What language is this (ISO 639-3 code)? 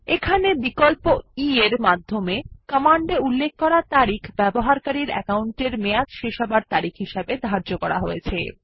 ben